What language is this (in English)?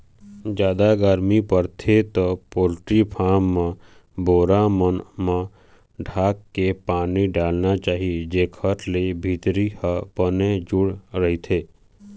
Chhattisgarhi